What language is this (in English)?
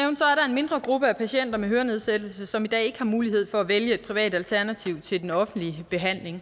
Danish